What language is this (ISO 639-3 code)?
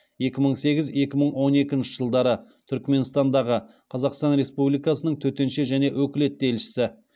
kaz